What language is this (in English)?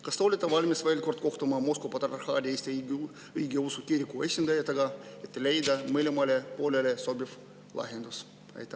Estonian